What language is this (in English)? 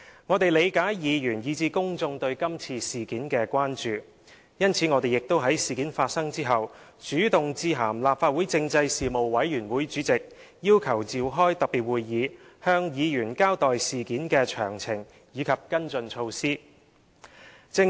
Cantonese